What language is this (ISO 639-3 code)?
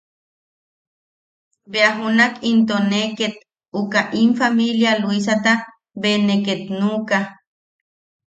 yaq